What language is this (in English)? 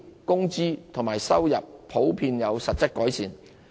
Cantonese